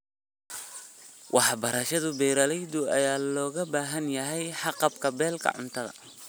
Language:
Somali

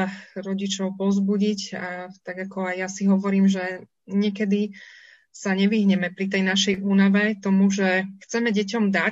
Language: Slovak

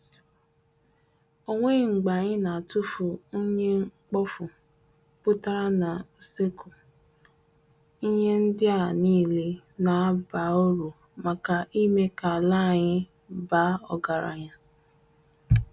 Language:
Igbo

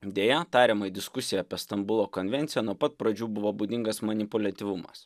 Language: Lithuanian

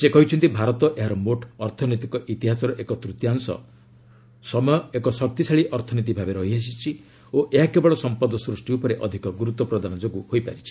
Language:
Odia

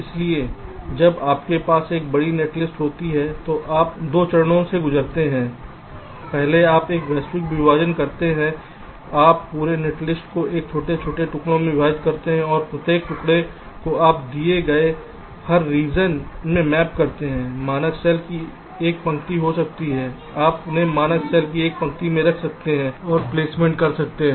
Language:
Hindi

